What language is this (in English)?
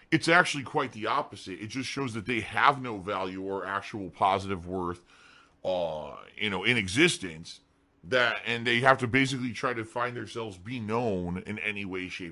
English